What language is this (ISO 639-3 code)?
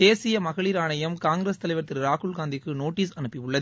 tam